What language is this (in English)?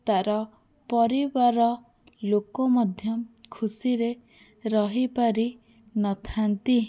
Odia